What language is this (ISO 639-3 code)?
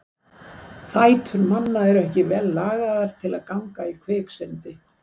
isl